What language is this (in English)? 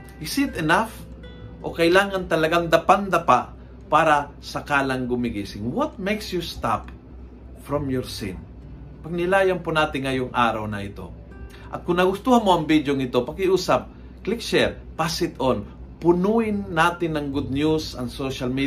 Filipino